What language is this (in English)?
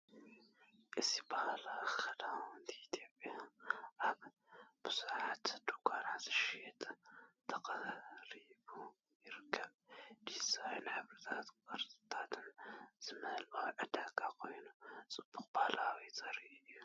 Tigrinya